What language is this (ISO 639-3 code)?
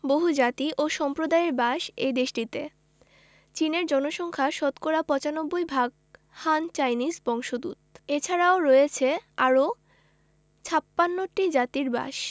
ben